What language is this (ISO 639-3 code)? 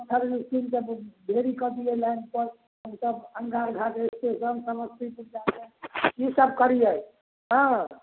mai